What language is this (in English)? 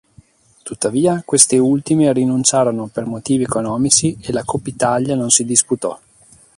Italian